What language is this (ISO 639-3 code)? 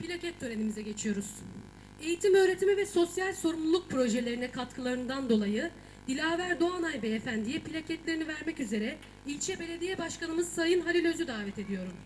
tur